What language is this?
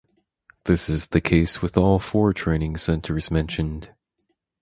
English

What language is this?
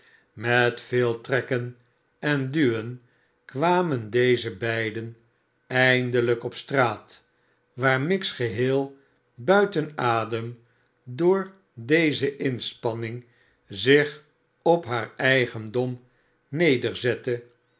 Dutch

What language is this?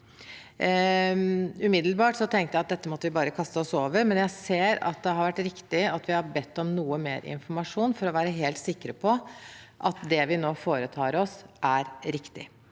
Norwegian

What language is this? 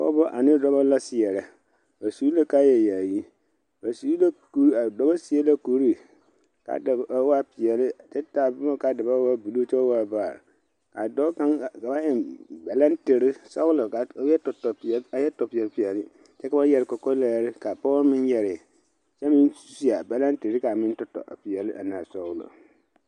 Southern Dagaare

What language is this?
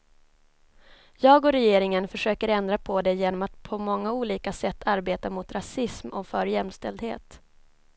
Swedish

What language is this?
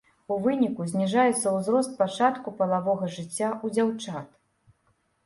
Belarusian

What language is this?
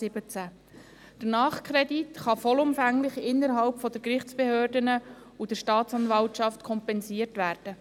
Swiss German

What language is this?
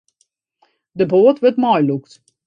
Western Frisian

